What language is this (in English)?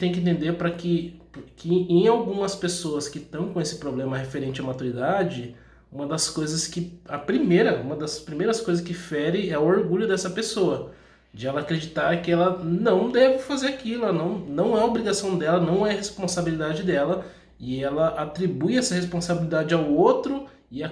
Portuguese